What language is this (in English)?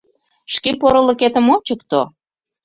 Mari